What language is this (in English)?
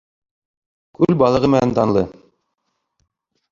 Bashkir